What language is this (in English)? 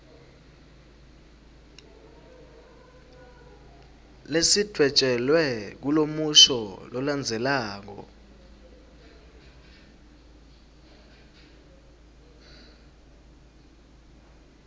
Swati